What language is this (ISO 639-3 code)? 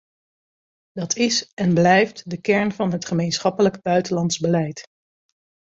nld